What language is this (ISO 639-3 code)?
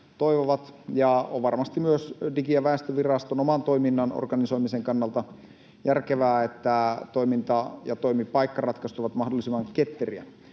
fin